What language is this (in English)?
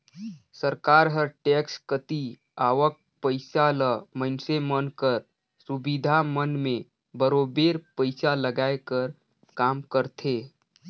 Chhattisgarhi